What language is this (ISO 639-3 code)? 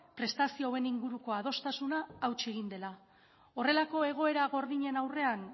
eus